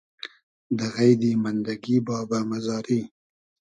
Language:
Hazaragi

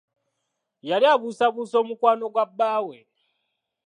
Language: Ganda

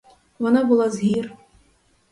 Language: Ukrainian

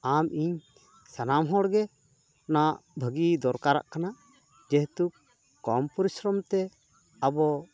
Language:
Santali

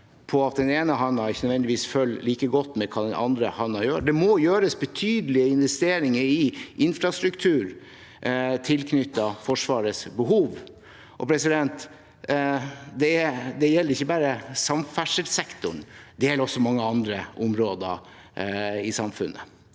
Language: Norwegian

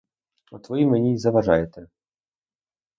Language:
Ukrainian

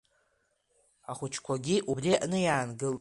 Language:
Abkhazian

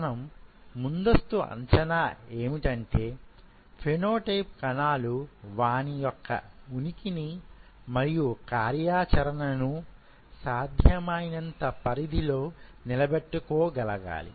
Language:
Telugu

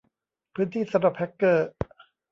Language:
Thai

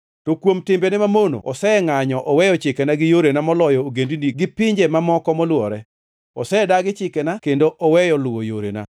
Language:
Luo (Kenya and Tanzania)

